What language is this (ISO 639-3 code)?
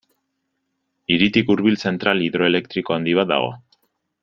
eus